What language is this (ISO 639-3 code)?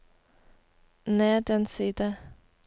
nor